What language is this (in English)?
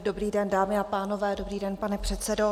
Czech